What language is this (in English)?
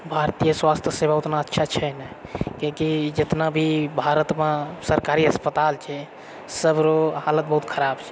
Maithili